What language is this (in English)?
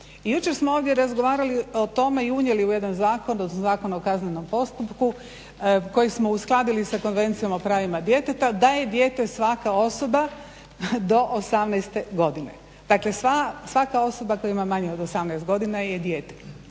Croatian